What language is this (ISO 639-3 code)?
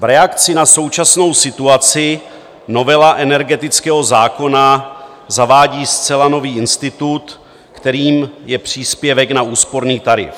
ces